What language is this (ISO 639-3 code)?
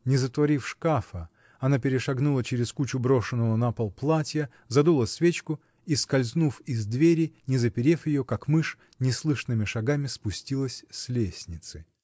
rus